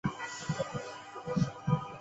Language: Chinese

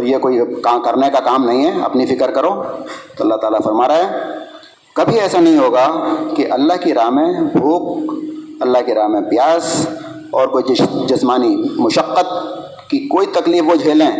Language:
Urdu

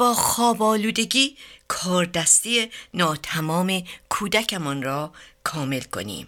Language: Persian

